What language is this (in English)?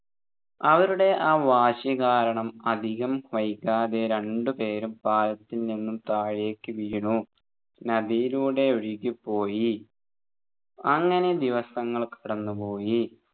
Malayalam